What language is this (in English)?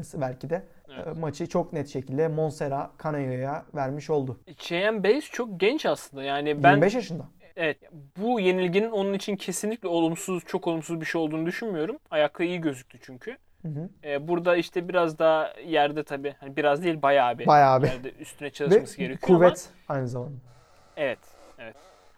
Turkish